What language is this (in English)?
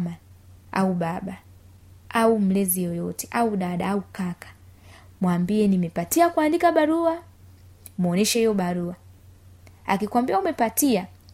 Swahili